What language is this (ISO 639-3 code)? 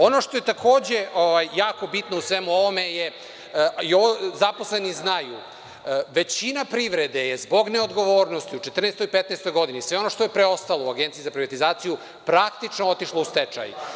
srp